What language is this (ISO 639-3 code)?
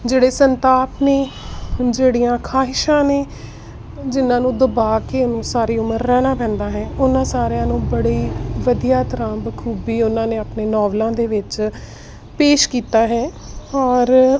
pan